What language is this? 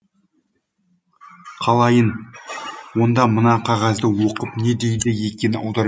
Kazakh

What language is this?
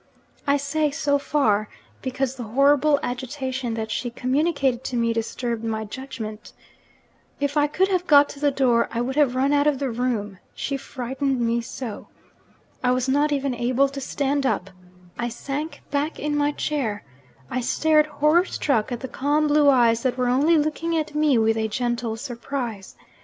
English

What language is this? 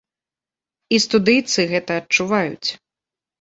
Belarusian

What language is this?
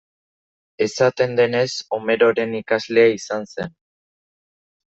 Basque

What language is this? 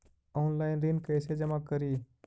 Magahi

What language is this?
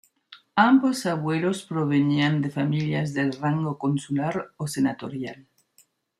Spanish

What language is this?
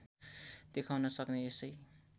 Nepali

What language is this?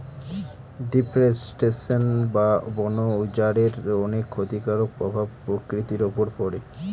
Bangla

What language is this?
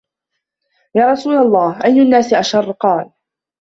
Arabic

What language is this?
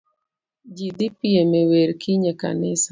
Luo (Kenya and Tanzania)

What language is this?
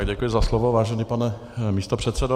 Czech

